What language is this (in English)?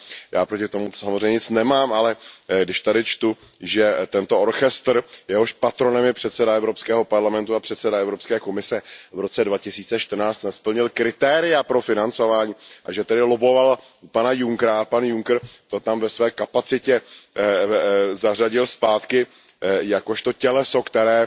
Czech